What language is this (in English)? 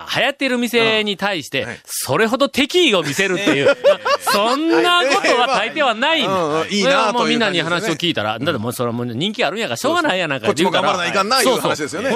Japanese